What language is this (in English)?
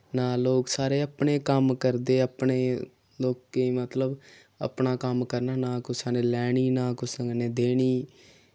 Dogri